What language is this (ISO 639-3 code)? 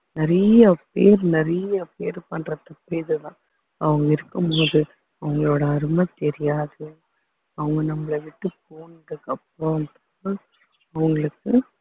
tam